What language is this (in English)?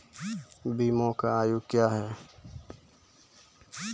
Maithili